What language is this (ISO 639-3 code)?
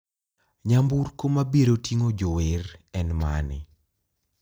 luo